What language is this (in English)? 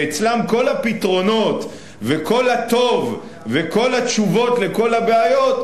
Hebrew